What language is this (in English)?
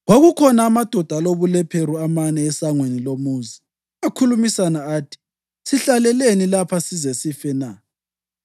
North Ndebele